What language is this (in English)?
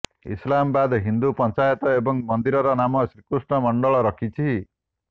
Odia